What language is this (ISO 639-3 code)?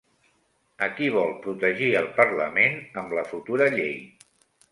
cat